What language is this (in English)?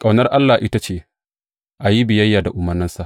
Hausa